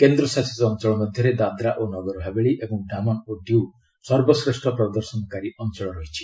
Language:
Odia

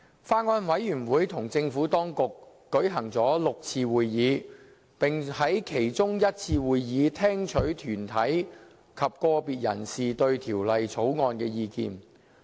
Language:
Cantonese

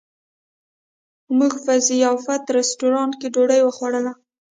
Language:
Pashto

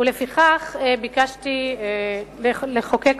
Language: Hebrew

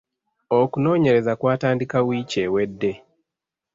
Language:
Ganda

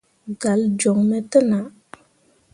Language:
Mundang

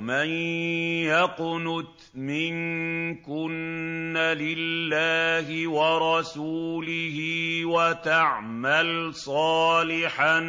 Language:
Arabic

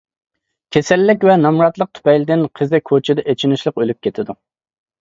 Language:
Uyghur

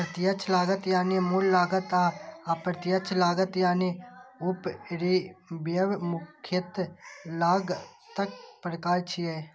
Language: Maithili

